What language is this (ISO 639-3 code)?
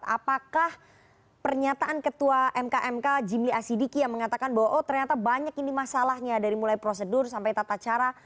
ind